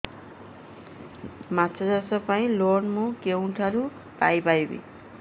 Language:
Odia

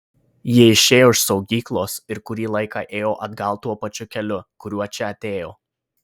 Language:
Lithuanian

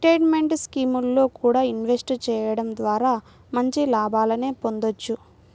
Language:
Telugu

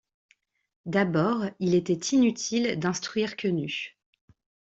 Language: French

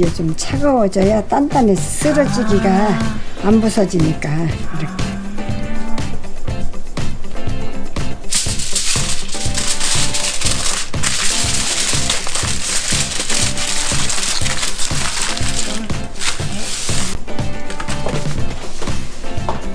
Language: Korean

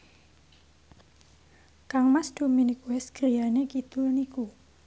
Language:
Javanese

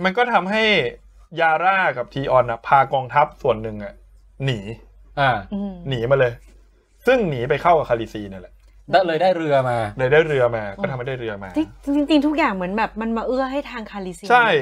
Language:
Thai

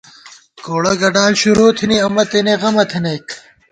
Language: Gawar-Bati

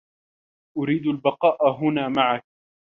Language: Arabic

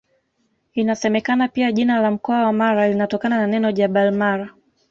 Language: Swahili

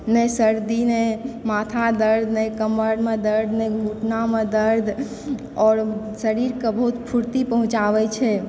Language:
Maithili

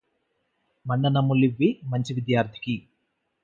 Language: Telugu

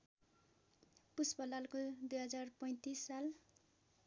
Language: Nepali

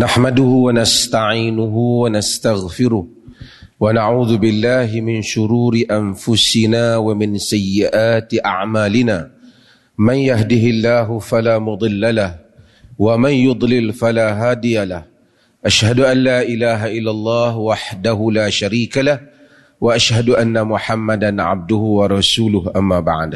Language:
Malay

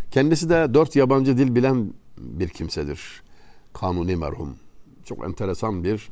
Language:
Turkish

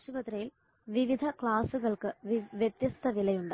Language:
Malayalam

